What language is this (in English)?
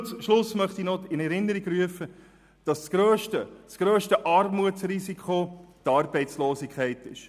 Swiss German